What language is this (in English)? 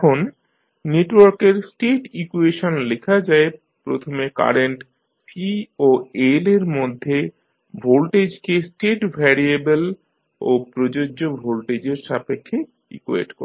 Bangla